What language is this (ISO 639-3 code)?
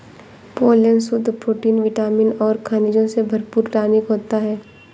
hin